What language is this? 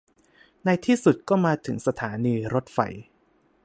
Thai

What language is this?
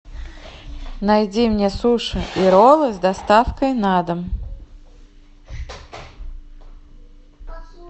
Russian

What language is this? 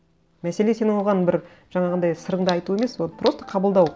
Kazakh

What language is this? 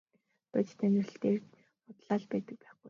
Mongolian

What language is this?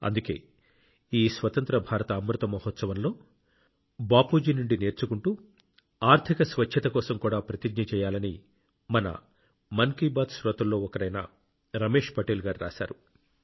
Telugu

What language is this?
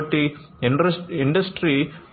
Telugu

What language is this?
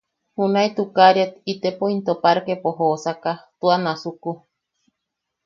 Yaqui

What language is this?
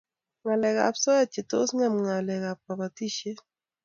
Kalenjin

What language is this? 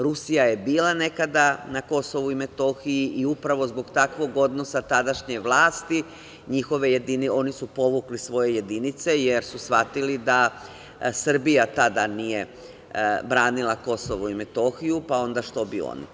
Serbian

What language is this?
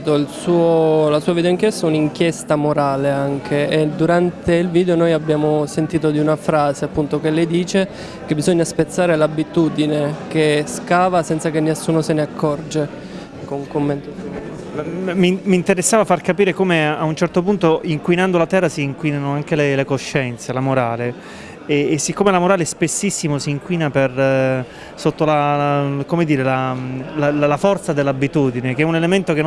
Italian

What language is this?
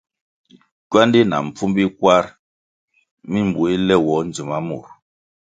Kwasio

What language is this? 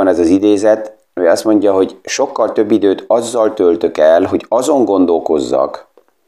Hungarian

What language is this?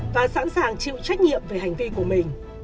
Vietnamese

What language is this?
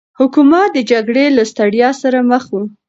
Pashto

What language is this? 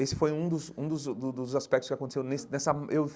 Portuguese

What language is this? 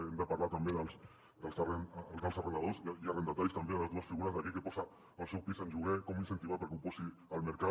Catalan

